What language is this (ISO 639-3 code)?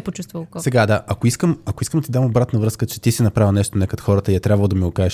bul